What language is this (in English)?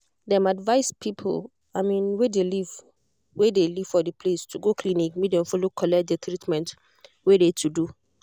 Nigerian Pidgin